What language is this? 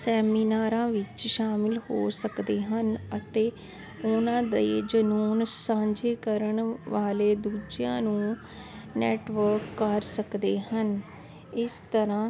Punjabi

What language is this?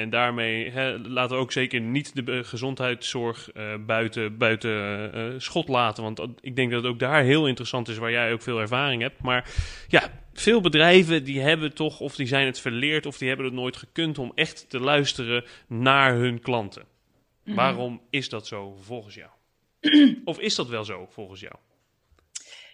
Dutch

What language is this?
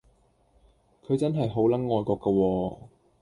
Cantonese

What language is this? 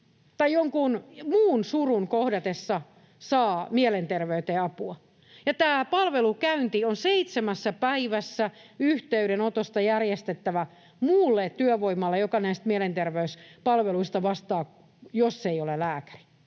Finnish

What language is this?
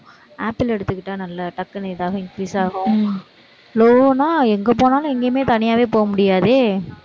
Tamil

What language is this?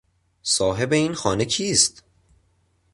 Persian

